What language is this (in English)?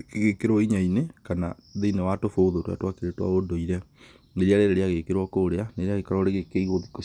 Kikuyu